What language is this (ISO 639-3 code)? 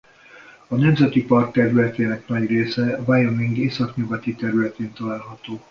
hun